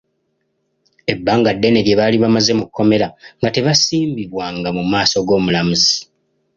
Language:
Ganda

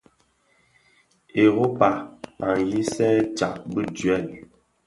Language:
Bafia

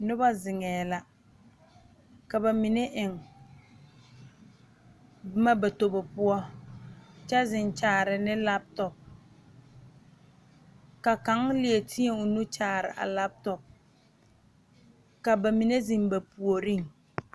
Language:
Southern Dagaare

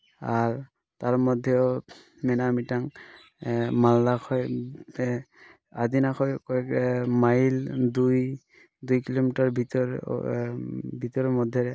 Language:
Santali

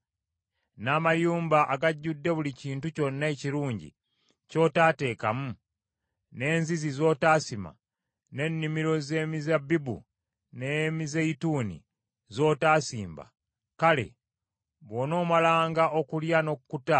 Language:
Ganda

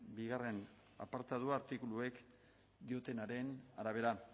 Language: Basque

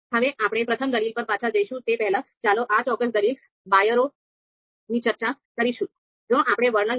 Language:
Gujarati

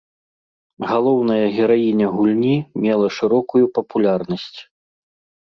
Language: Belarusian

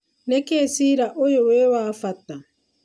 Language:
Kikuyu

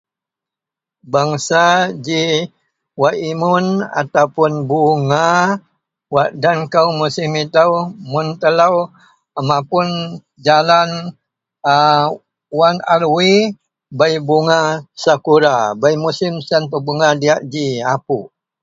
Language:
Central Melanau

